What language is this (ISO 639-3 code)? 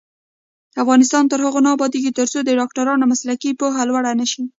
pus